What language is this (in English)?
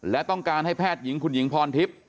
Thai